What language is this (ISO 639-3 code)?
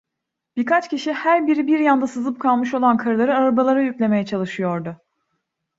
tur